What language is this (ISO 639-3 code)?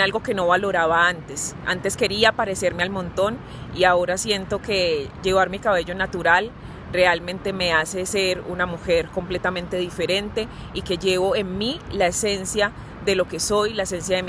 spa